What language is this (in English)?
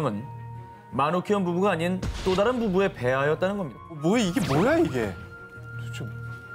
Korean